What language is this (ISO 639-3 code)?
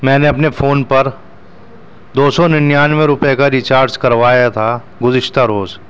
urd